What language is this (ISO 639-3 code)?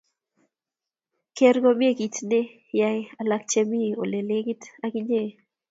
kln